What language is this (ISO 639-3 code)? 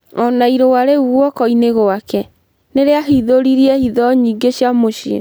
kik